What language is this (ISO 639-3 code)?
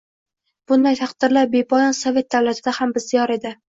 uzb